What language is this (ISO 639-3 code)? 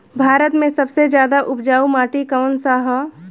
bho